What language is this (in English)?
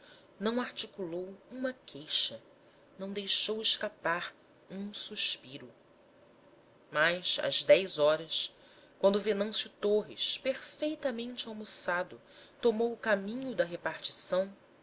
Portuguese